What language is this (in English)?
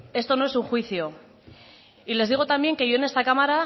Spanish